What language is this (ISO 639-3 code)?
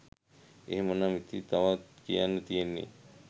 sin